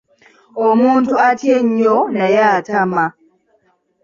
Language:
Ganda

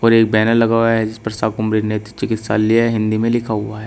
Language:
Hindi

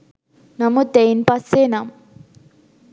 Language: Sinhala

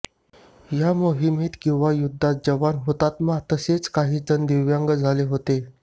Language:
Marathi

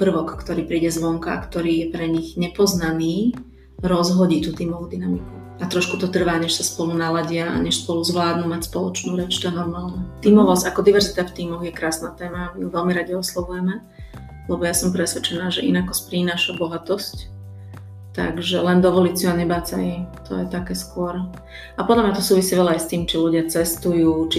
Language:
Slovak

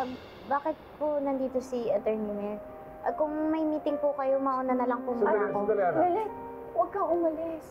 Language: Filipino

